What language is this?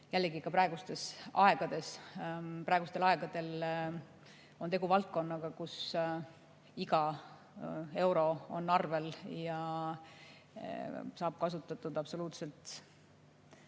Estonian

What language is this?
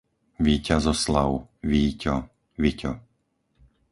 Slovak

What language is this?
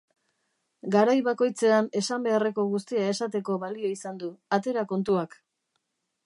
Basque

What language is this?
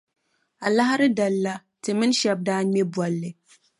Dagbani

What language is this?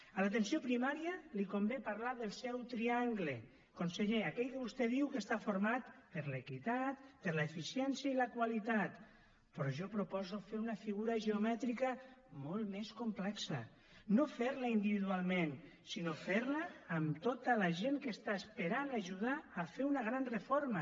Catalan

